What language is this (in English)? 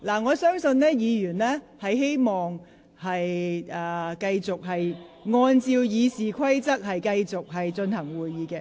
Cantonese